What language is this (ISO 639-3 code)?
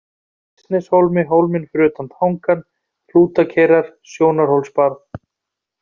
isl